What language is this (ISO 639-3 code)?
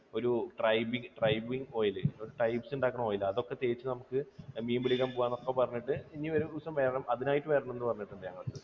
mal